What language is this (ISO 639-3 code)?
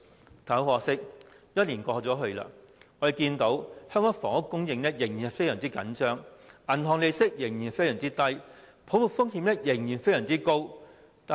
yue